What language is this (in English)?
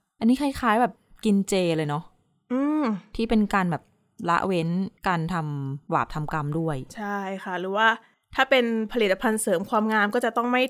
Thai